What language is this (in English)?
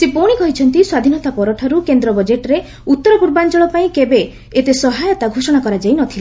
Odia